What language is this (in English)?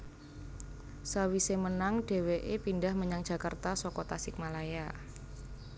Javanese